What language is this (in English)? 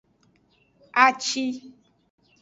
Aja (Benin)